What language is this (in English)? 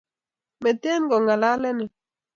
Kalenjin